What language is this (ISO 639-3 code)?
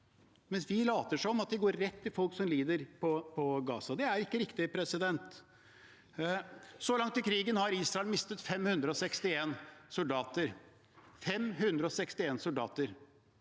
nor